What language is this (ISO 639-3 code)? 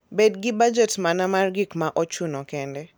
luo